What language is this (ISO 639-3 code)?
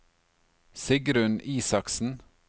nor